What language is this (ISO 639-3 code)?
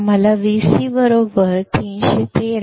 mar